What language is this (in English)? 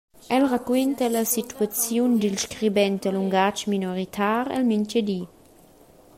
Romansh